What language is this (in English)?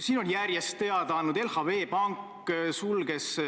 Estonian